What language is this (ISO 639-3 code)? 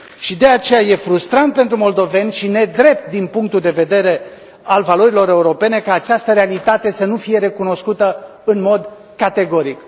ron